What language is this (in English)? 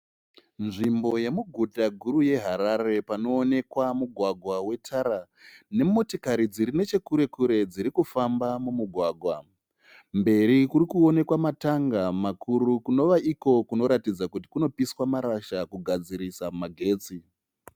Shona